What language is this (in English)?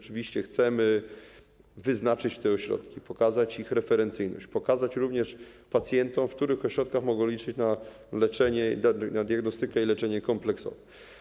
Polish